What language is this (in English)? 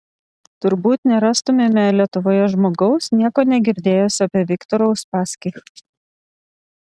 Lithuanian